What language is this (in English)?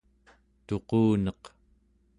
Central Yupik